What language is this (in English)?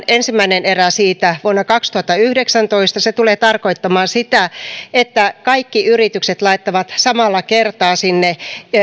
Finnish